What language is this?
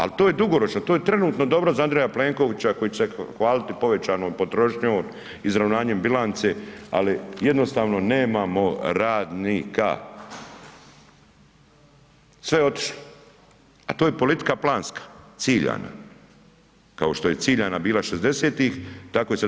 Croatian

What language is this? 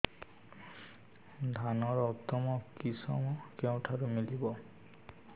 Odia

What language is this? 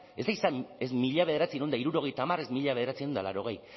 Basque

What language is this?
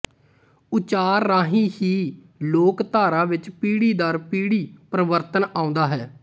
Punjabi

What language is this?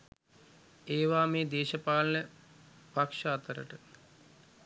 Sinhala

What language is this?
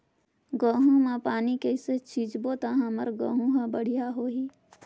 Chhattisgarhi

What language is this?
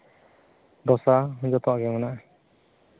Santali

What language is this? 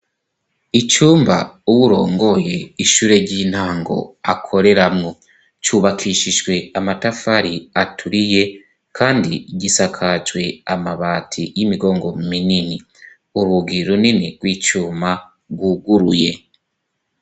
Rundi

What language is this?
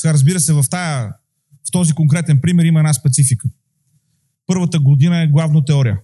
Bulgarian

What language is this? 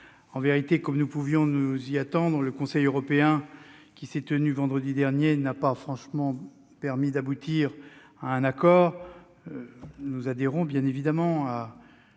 French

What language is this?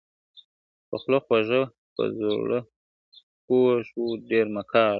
Pashto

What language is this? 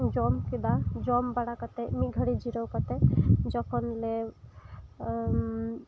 Santali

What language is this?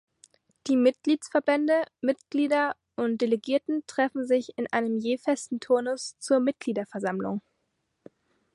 German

